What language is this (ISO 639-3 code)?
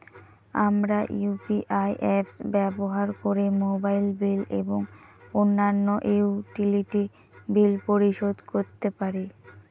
ben